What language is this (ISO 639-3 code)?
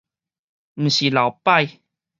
nan